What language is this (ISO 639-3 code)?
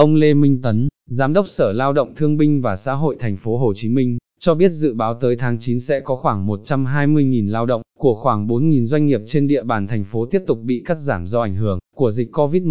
vie